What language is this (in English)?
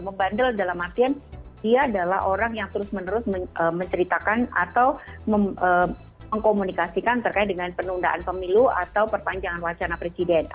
Indonesian